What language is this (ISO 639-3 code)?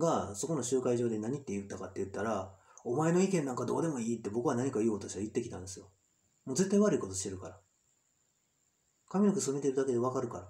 jpn